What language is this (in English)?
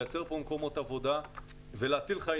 Hebrew